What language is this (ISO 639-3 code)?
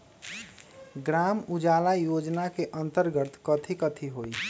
mag